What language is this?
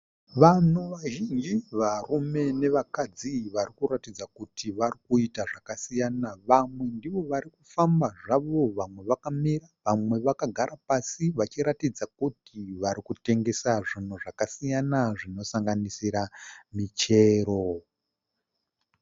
Shona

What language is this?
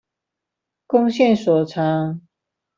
Chinese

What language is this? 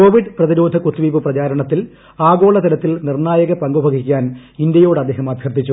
Malayalam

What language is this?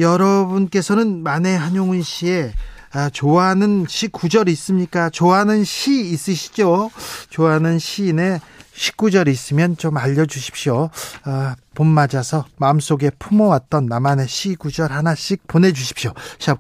Korean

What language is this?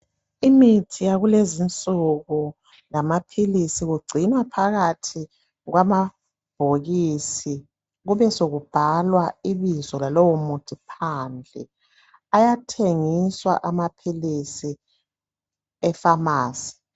North Ndebele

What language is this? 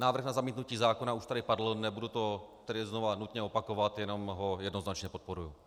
Czech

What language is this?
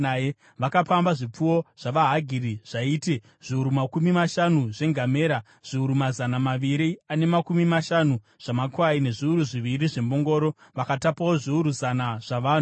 Shona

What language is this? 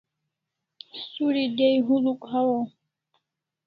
Kalasha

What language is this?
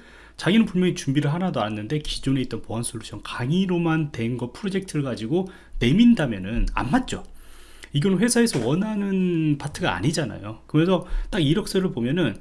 Korean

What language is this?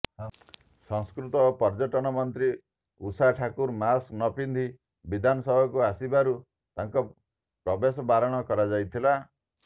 Odia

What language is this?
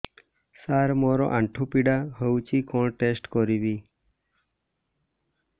Odia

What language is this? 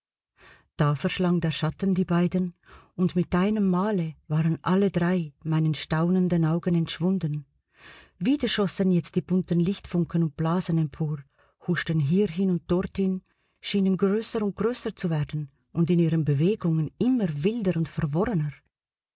German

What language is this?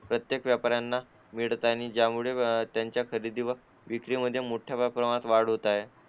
Marathi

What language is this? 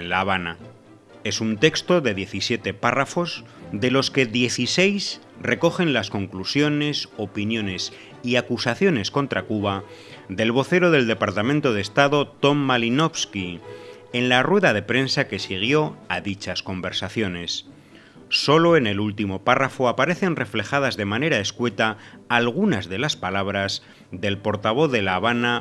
Spanish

